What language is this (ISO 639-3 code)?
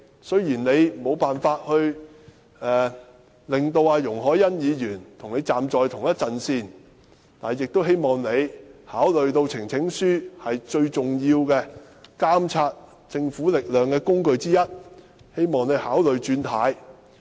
yue